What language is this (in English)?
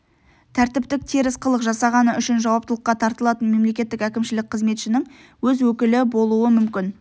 Kazakh